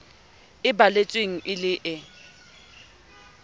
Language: Southern Sotho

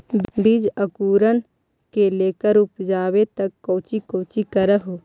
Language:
Magahi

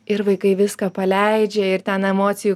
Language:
Lithuanian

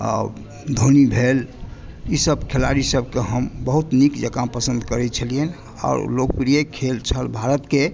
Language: Maithili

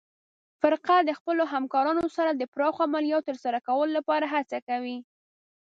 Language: Pashto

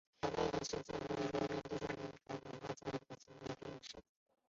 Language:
Chinese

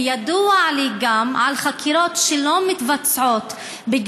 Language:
Hebrew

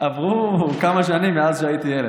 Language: Hebrew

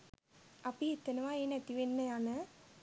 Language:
Sinhala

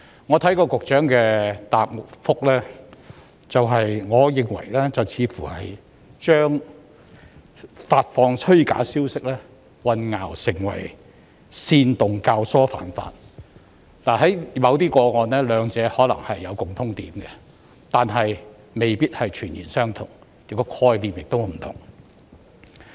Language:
Cantonese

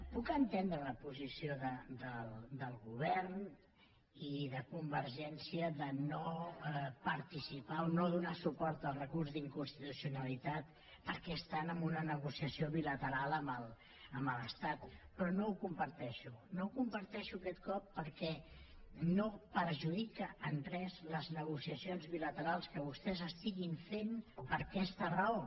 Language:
Catalan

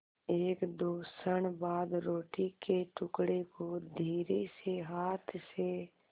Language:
Hindi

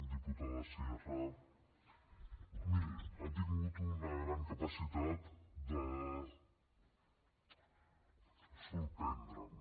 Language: Catalan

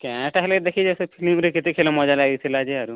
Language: Odia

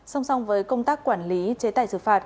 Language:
Vietnamese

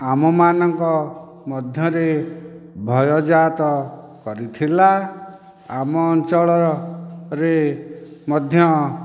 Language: Odia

